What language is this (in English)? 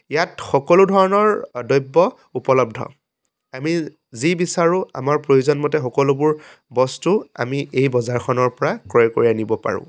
Assamese